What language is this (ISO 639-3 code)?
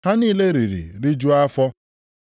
ibo